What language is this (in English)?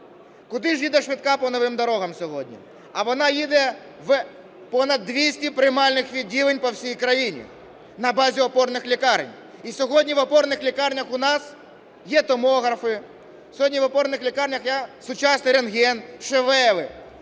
Ukrainian